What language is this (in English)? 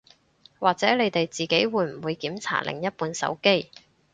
Cantonese